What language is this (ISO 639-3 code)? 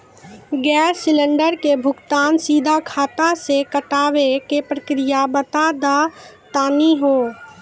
mai